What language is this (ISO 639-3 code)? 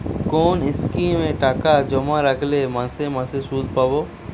ben